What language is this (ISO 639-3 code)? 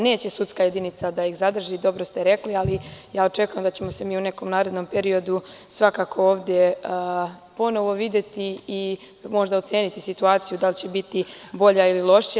srp